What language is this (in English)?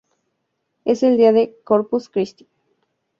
Spanish